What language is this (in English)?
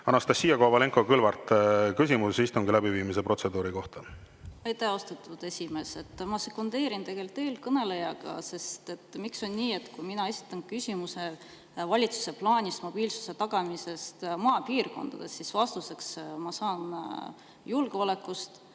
Estonian